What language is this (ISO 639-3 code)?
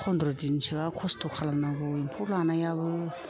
brx